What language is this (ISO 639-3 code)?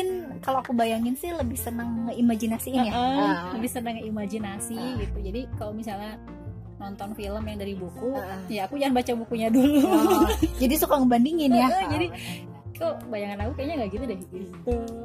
ind